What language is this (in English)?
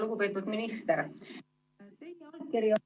Estonian